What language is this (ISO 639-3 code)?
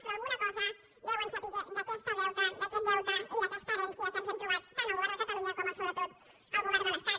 cat